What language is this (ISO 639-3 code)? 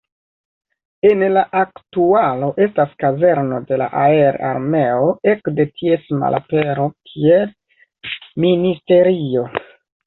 epo